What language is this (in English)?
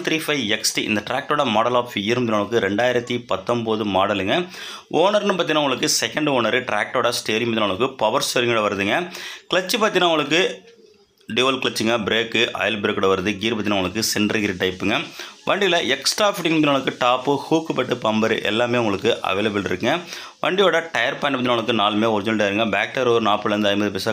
Tamil